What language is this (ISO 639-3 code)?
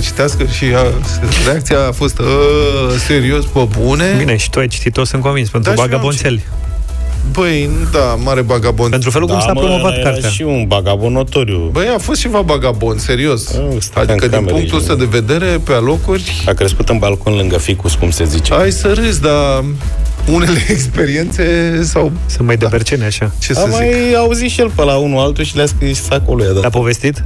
ron